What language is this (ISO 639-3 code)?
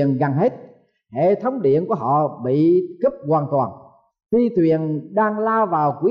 vie